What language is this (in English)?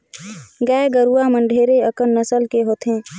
Chhattisgarhi